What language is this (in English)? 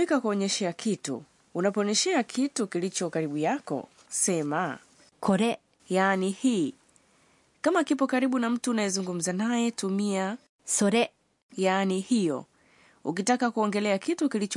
Swahili